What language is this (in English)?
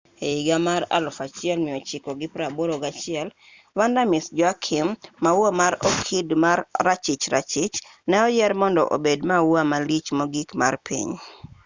Luo (Kenya and Tanzania)